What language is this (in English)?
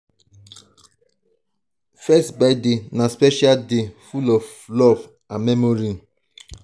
Nigerian Pidgin